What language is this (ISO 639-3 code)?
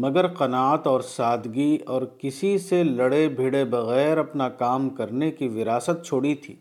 urd